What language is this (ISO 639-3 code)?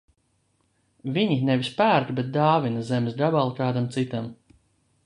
lav